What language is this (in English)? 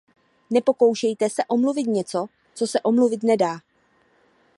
Czech